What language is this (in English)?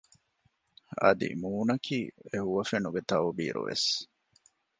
Divehi